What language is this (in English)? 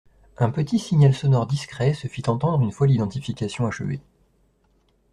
French